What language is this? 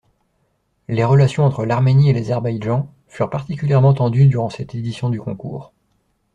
French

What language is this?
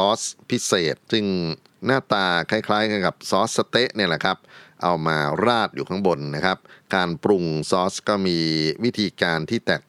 Thai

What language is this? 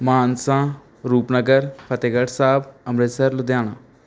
Punjabi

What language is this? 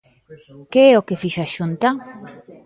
Galician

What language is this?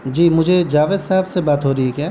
Urdu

